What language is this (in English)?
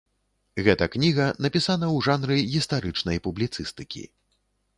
Belarusian